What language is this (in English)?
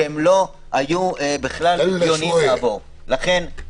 Hebrew